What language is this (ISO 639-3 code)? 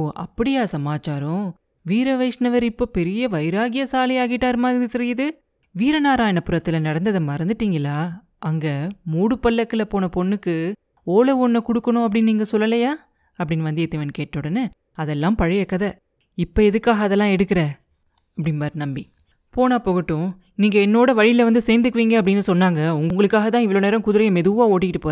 tam